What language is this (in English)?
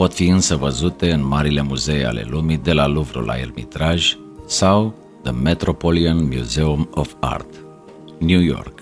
Romanian